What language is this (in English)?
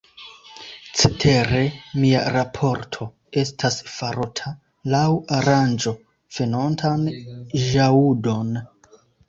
Esperanto